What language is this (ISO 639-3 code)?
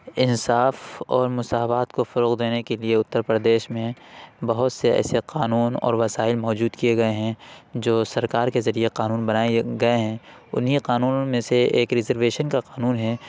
urd